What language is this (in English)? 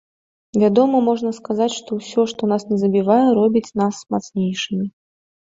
Belarusian